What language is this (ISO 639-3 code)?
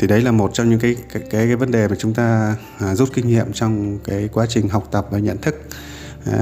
vie